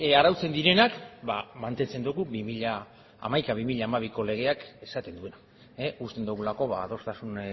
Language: Basque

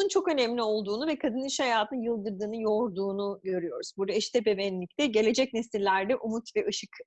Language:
Turkish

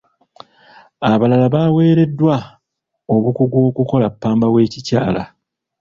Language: Ganda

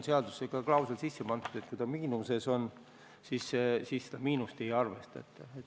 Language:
Estonian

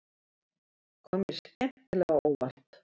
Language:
Icelandic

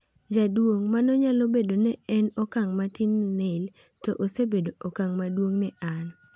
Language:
Luo (Kenya and Tanzania)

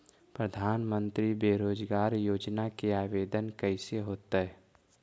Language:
Magahi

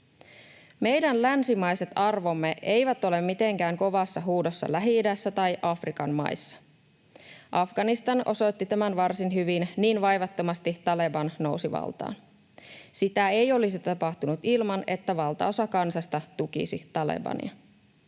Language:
Finnish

